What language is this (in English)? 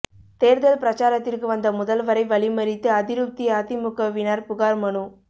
Tamil